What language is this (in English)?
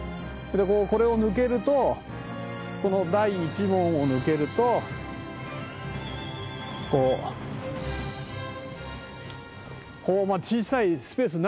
Japanese